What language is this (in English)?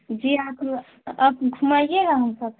Urdu